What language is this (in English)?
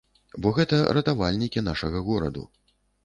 Belarusian